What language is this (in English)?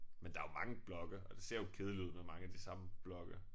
Danish